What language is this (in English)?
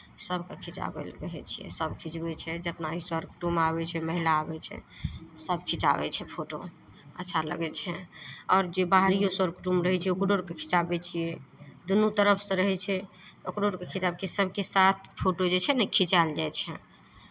Maithili